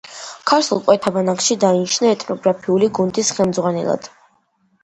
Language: Georgian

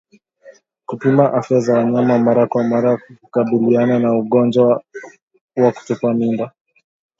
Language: Swahili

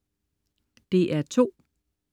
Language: Danish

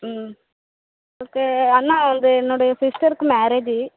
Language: Tamil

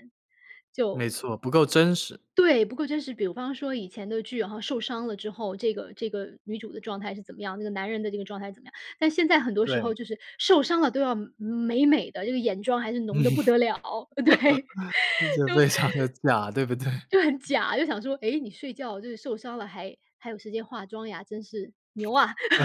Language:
Chinese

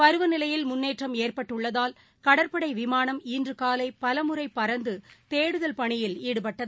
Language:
Tamil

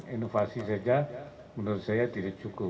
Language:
Indonesian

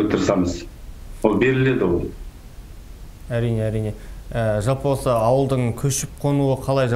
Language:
Russian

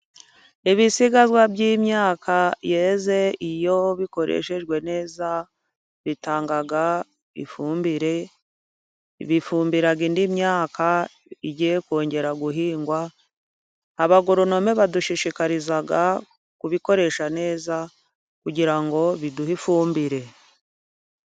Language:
Kinyarwanda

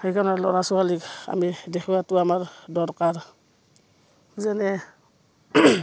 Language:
Assamese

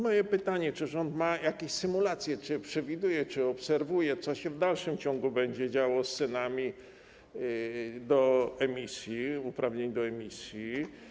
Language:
Polish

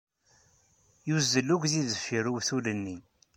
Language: Kabyle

